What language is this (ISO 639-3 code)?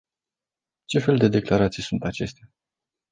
ron